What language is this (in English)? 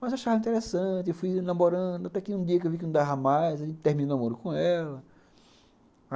Portuguese